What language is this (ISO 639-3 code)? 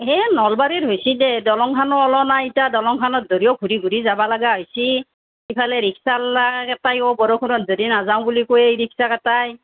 asm